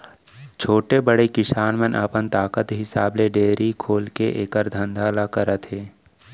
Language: Chhattisgarhi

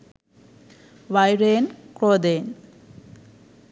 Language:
Sinhala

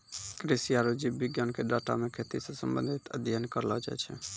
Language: Maithili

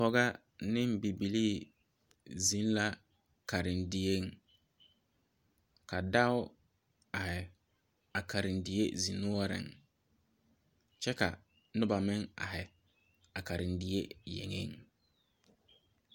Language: Southern Dagaare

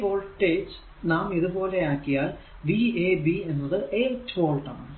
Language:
Malayalam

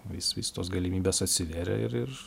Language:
Lithuanian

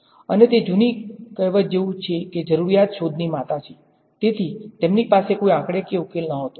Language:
Gujarati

